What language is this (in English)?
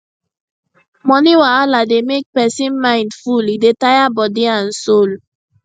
Nigerian Pidgin